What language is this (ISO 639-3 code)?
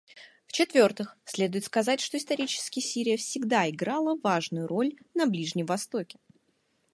rus